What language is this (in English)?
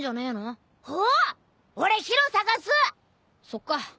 Japanese